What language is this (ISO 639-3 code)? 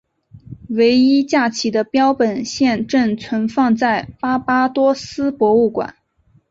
zho